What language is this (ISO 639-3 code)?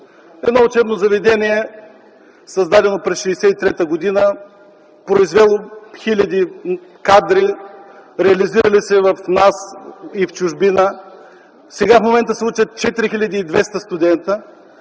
bul